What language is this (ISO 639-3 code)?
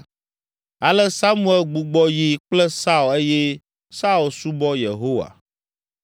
ewe